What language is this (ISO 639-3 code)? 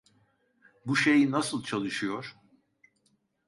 tur